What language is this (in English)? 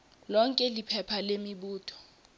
Swati